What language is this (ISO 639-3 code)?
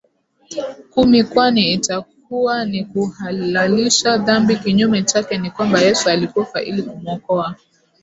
swa